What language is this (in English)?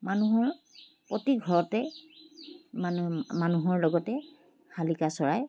Assamese